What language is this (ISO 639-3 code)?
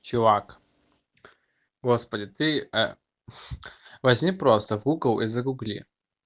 rus